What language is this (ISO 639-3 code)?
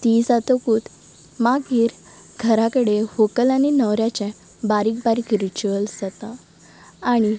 kok